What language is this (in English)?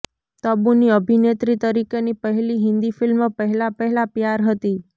Gujarati